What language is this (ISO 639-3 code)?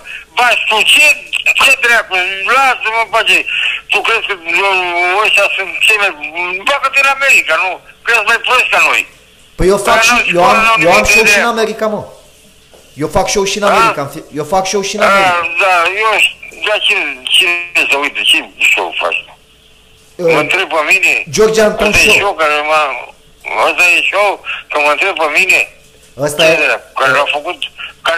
ron